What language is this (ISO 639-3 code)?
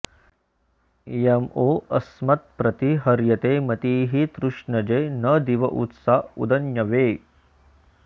san